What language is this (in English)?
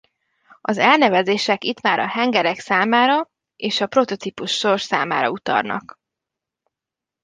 Hungarian